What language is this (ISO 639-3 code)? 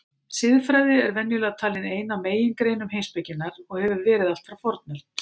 isl